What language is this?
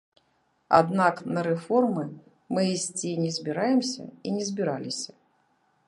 Belarusian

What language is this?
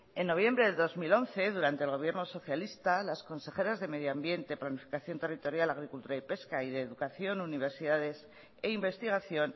Spanish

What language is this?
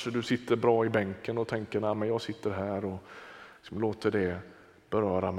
Swedish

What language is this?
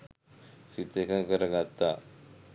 Sinhala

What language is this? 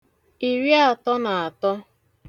Igbo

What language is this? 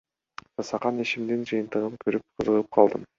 Kyrgyz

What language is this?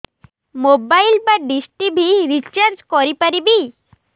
Odia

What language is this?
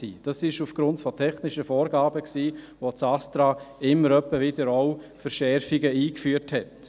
Swiss German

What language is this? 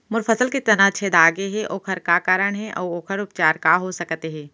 Chhattisgarhi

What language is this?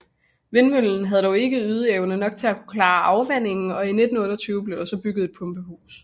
Danish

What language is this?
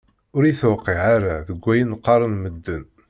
Kabyle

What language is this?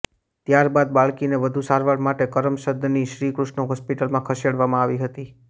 Gujarati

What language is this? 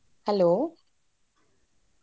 Kannada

